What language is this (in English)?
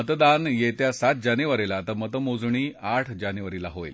Marathi